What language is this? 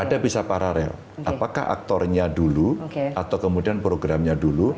Indonesian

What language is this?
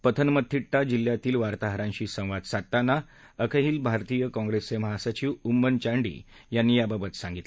Marathi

